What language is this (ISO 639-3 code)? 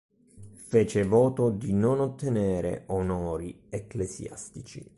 ita